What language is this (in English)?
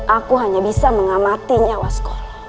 Indonesian